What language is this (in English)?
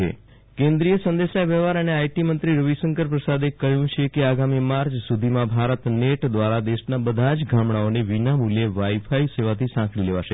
Gujarati